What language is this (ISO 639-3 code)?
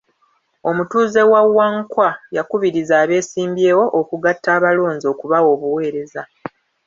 lug